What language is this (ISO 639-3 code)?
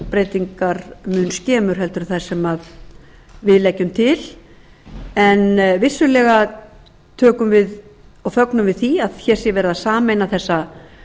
isl